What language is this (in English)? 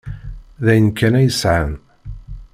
Kabyle